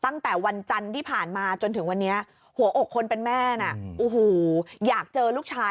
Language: Thai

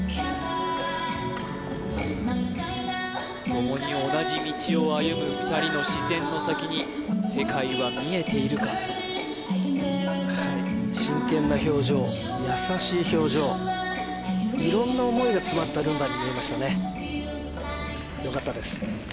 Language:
Japanese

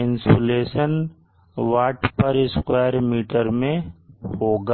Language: Hindi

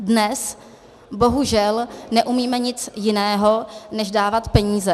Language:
Czech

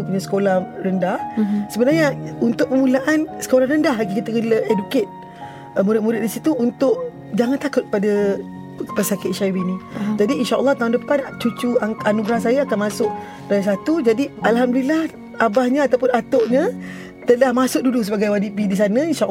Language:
Malay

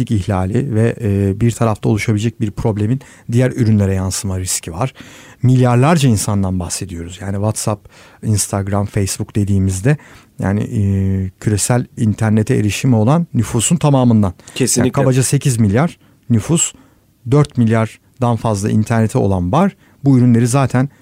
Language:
Turkish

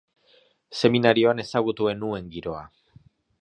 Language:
Basque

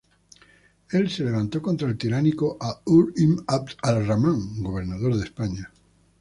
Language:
Spanish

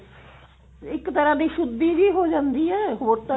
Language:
Punjabi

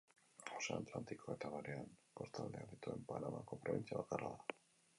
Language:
Basque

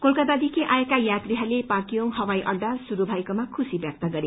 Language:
Nepali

